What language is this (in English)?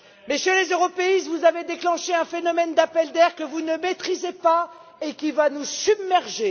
French